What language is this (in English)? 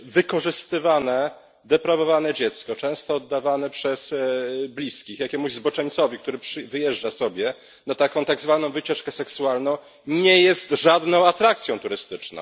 Polish